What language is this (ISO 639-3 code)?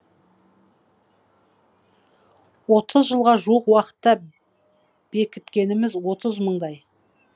kaz